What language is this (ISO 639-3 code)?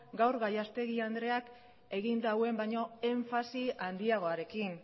eus